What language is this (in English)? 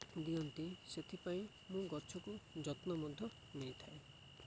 Odia